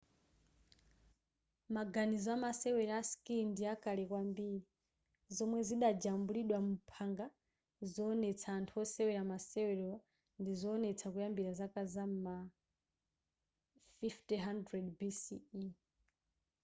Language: Nyanja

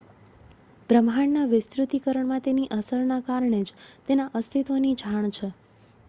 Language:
Gujarati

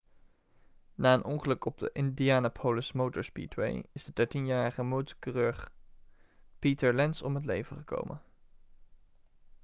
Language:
Dutch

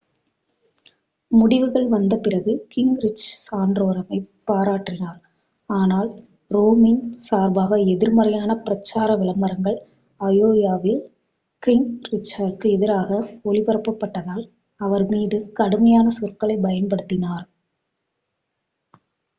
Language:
Tamil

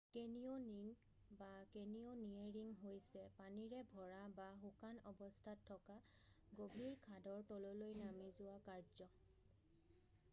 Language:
Assamese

